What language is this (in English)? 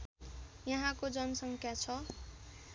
Nepali